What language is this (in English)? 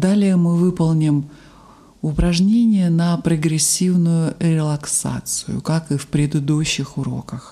Russian